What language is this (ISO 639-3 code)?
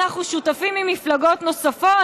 heb